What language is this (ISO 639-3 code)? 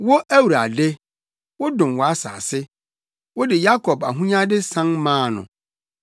aka